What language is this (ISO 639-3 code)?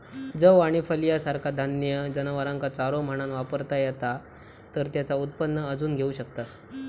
mar